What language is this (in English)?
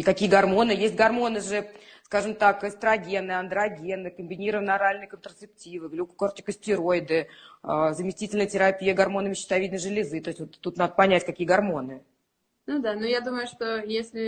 Russian